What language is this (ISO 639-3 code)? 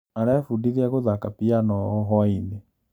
kik